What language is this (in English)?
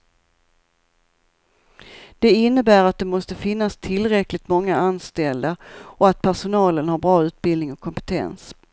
Swedish